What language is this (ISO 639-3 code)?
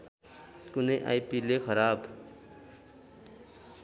nep